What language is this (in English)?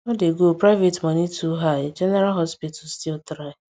Nigerian Pidgin